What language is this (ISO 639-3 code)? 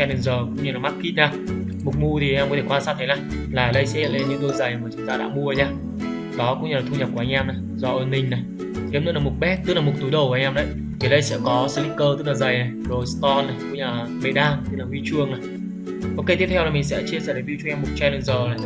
vie